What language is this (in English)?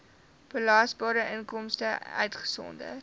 Afrikaans